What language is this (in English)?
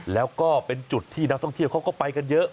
Thai